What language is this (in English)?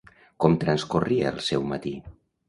Catalan